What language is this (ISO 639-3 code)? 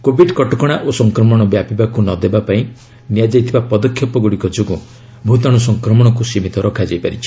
ori